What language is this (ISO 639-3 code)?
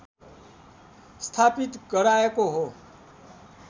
nep